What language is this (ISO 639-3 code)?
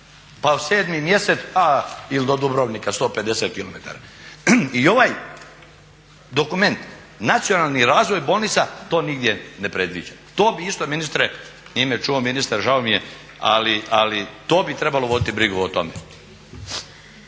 hrv